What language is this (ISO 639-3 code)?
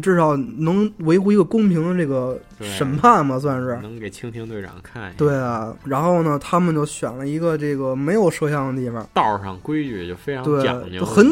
zho